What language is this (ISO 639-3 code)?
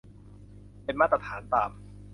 tha